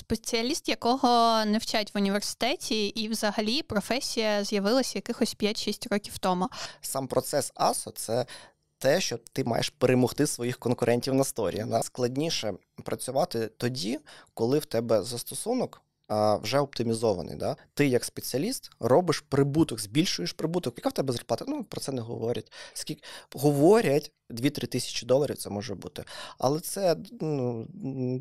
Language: Ukrainian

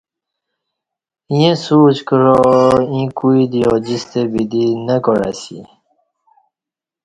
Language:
Kati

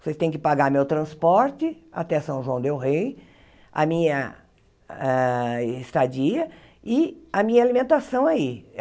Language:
Portuguese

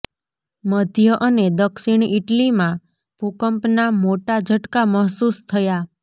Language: Gujarati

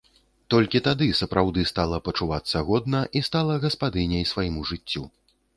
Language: Belarusian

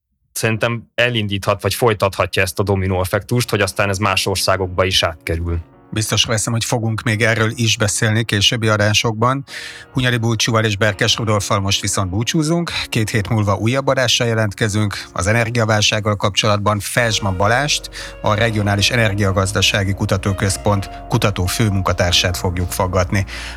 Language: Hungarian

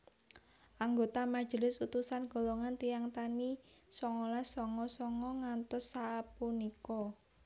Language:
Javanese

